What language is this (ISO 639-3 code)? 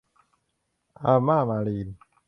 tha